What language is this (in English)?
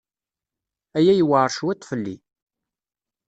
Kabyle